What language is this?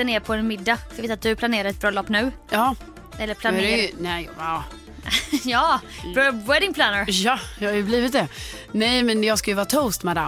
Swedish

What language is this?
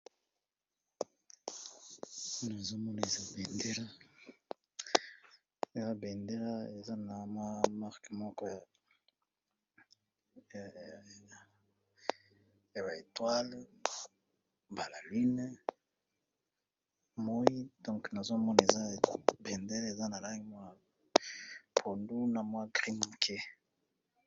Lingala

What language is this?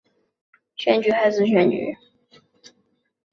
Chinese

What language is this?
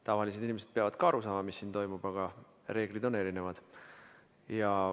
Estonian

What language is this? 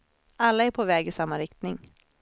Swedish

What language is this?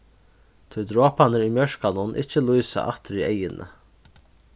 Faroese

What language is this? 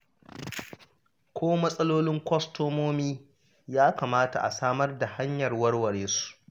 Hausa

